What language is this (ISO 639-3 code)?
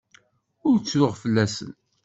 kab